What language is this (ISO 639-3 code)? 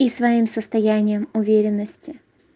rus